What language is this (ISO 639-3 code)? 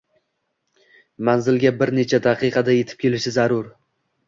uzb